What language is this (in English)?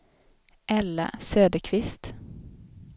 Swedish